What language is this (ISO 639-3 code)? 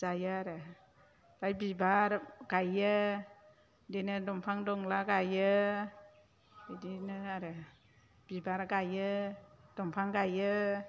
brx